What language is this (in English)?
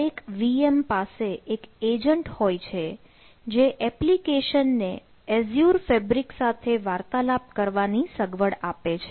Gujarati